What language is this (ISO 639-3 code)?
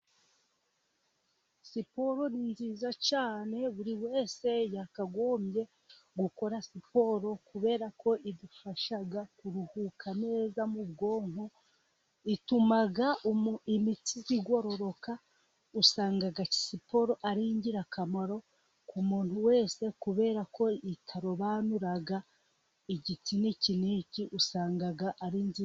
kin